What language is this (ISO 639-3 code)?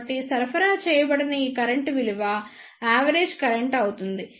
tel